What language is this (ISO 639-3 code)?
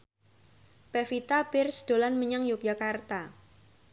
jav